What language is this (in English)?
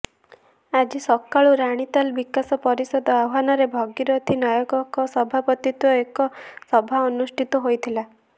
Odia